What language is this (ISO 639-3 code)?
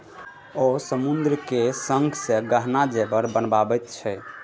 mai